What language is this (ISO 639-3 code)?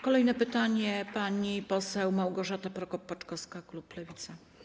pol